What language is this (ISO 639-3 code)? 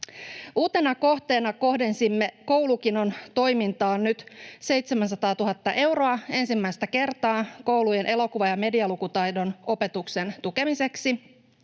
fin